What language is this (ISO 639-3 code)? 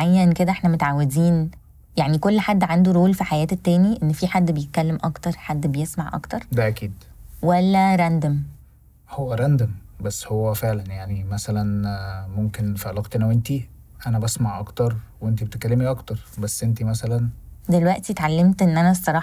ara